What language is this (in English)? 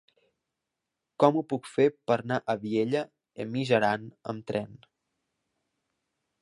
Catalan